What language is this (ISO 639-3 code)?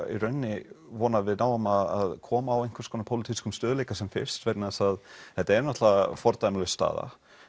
isl